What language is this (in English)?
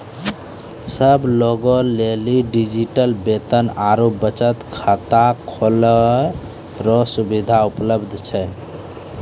Maithili